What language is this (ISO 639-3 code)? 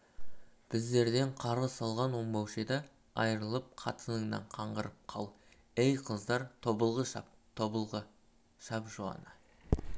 kaz